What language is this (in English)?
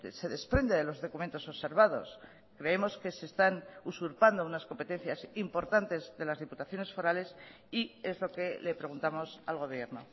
Spanish